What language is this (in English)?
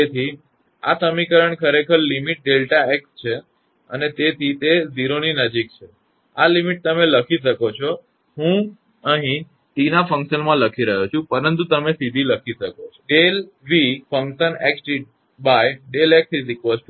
Gujarati